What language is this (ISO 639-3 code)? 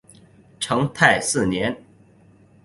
zho